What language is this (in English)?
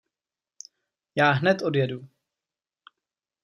Czech